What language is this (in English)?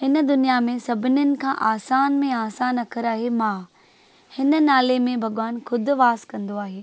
Sindhi